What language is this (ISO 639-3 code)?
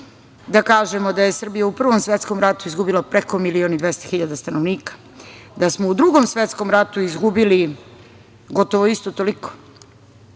srp